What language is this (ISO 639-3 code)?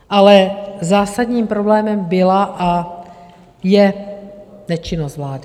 ces